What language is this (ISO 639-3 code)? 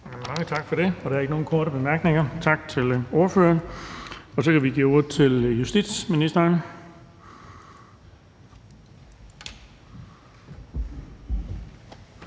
dan